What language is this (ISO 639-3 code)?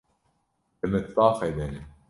kur